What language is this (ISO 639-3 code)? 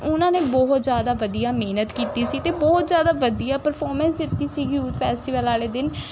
pan